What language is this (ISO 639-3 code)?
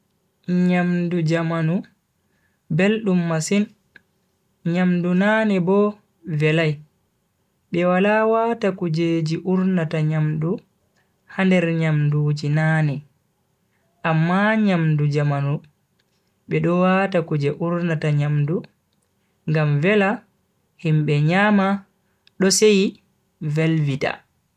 fui